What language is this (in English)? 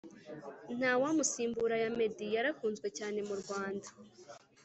Kinyarwanda